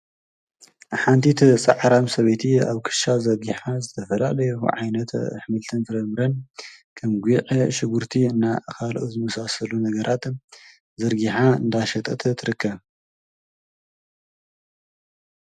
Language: Tigrinya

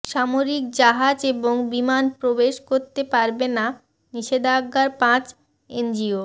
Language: Bangla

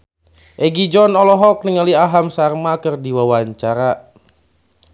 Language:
Sundanese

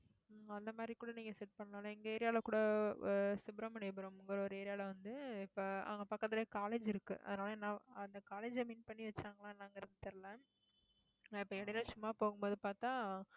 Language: Tamil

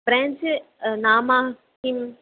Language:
Sanskrit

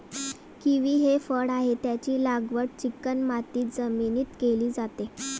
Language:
Marathi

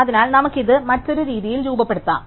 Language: Malayalam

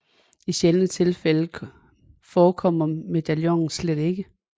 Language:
Danish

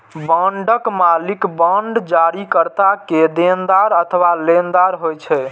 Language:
Maithili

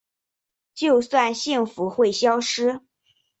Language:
Chinese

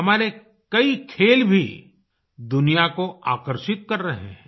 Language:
Hindi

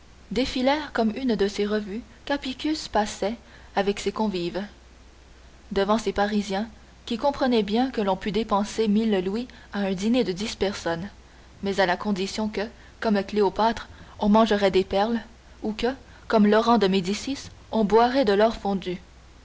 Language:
French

